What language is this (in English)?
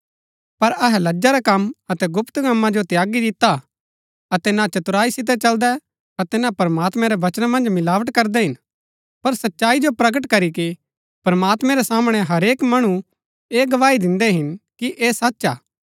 Gaddi